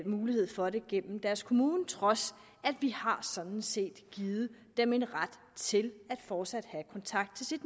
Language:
Danish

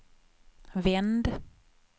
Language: Swedish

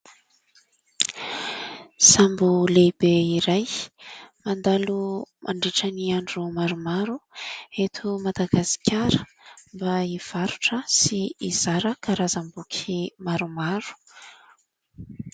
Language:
Malagasy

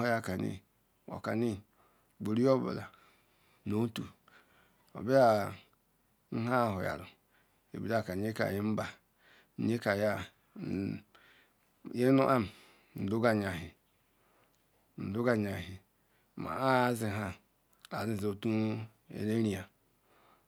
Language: Ikwere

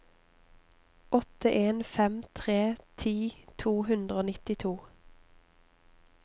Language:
Norwegian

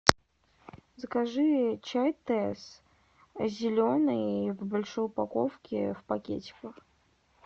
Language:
Russian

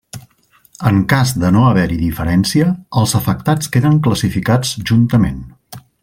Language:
Catalan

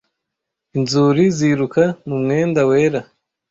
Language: Kinyarwanda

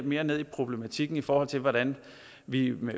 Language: Danish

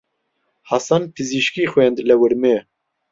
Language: Central Kurdish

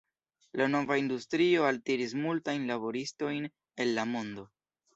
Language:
Esperanto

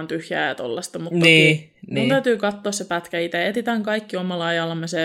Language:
Finnish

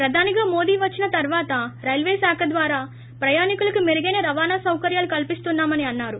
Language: Telugu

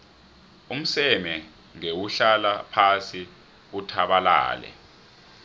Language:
South Ndebele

